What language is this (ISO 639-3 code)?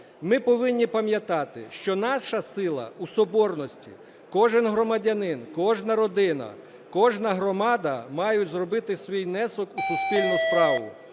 ukr